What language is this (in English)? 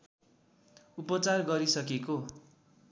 Nepali